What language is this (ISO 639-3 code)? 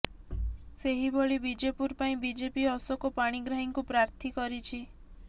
ori